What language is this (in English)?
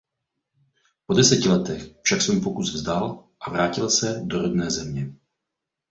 Czech